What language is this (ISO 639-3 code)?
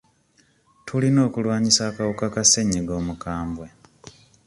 lug